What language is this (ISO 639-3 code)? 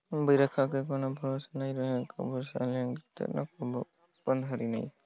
hne